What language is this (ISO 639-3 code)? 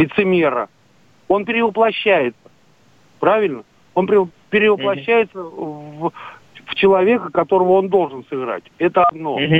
rus